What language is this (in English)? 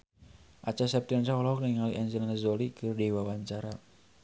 Sundanese